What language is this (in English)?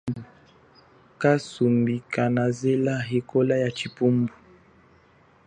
Chokwe